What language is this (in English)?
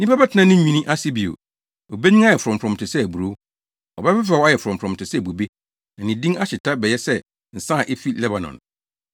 Akan